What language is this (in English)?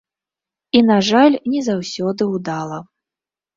Belarusian